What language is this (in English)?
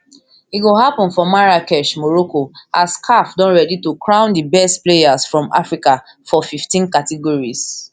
Nigerian Pidgin